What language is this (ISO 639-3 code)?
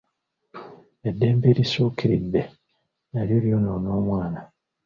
lug